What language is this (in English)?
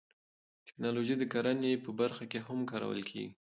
Pashto